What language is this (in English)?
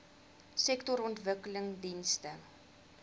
Afrikaans